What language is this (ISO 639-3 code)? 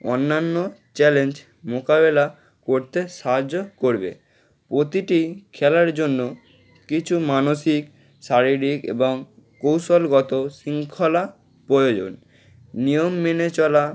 ben